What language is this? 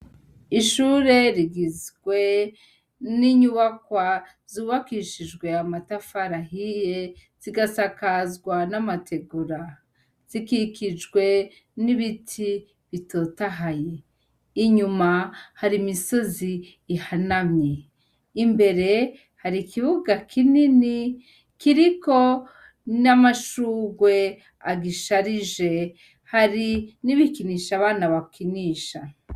Rundi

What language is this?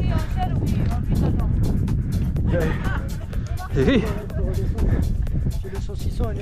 French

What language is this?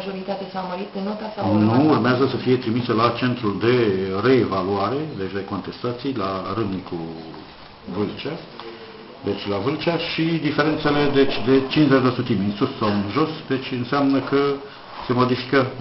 Romanian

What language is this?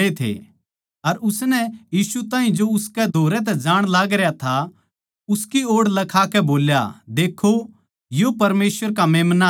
Haryanvi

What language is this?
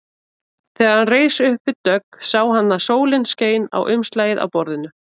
Icelandic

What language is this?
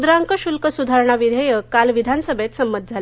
Marathi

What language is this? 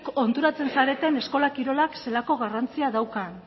Basque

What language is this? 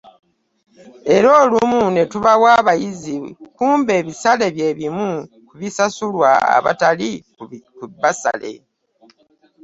Ganda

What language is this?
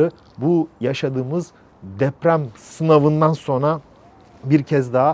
Turkish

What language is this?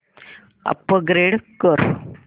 Marathi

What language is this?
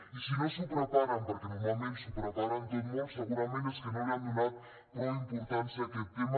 Catalan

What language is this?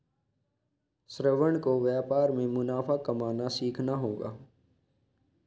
Hindi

